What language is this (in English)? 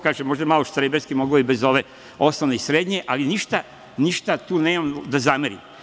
Serbian